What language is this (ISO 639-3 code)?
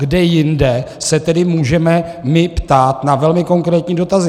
ces